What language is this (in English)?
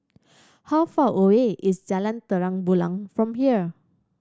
English